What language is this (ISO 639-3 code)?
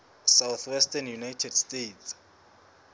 sot